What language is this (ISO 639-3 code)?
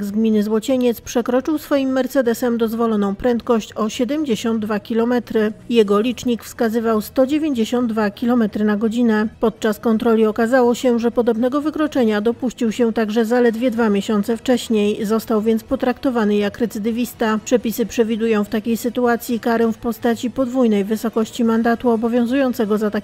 pol